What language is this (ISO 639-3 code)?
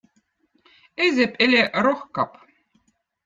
vot